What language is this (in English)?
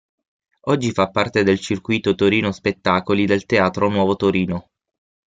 Italian